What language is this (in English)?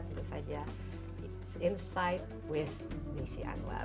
Indonesian